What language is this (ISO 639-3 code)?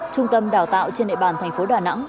vie